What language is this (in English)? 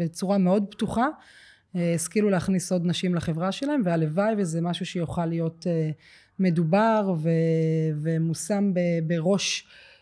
Hebrew